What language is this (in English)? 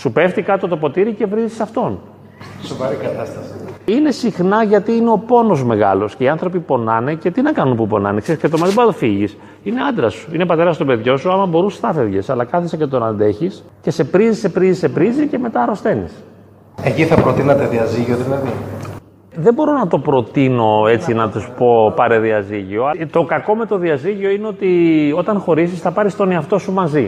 Greek